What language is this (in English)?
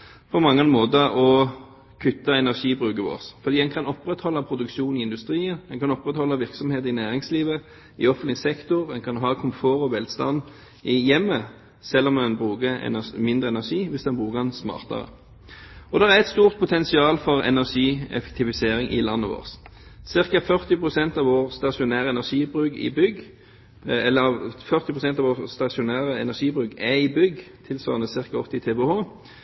Norwegian Bokmål